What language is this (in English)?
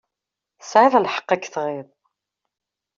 Kabyle